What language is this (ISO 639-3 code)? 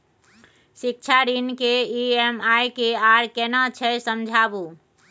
mai